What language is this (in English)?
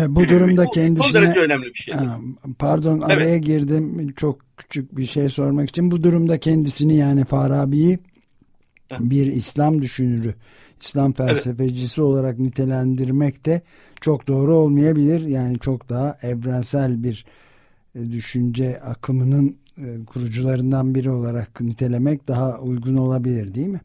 Turkish